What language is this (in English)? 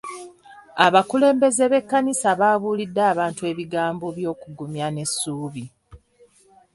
Ganda